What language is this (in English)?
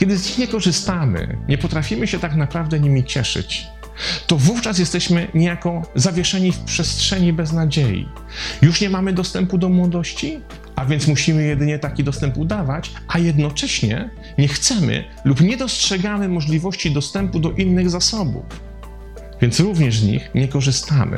Polish